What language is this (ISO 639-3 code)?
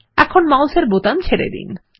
ben